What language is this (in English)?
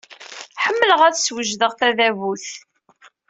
Kabyle